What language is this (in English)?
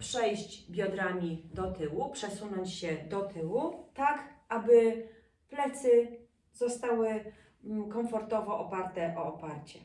Polish